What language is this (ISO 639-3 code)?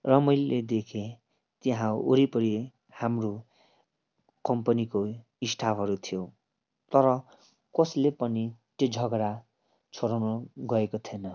nep